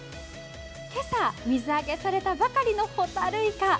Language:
Japanese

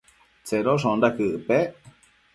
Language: Matsés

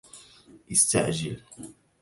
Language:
Arabic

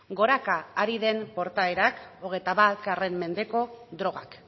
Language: Basque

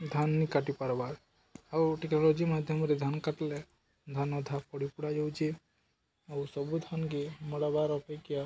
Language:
Odia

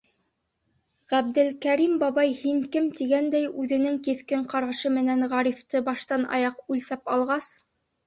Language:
Bashkir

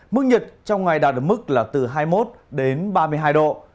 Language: Vietnamese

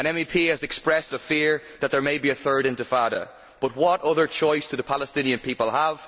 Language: English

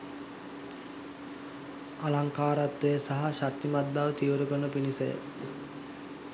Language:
Sinhala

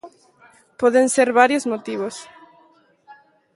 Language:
Galician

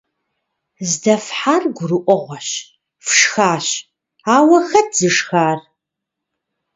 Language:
Kabardian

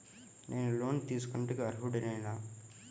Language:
Telugu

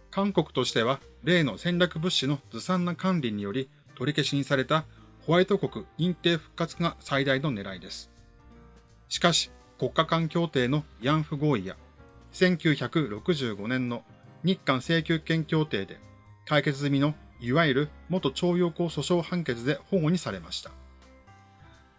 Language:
Japanese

